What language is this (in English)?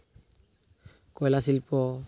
Santali